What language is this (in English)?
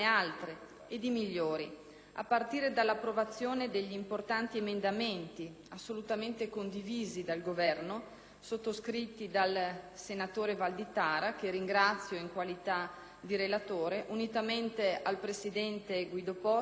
Italian